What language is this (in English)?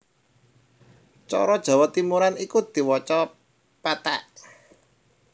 Javanese